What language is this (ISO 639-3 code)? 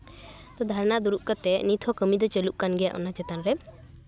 sat